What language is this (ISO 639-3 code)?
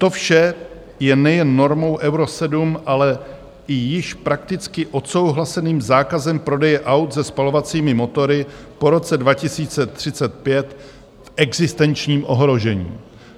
ces